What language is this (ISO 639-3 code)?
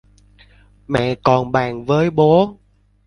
vie